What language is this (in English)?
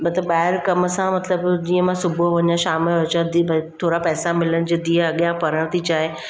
Sindhi